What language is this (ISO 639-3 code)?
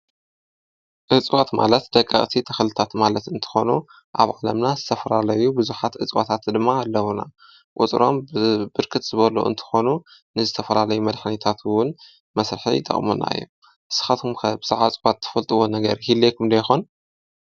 tir